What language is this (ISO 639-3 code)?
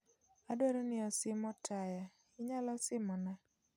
luo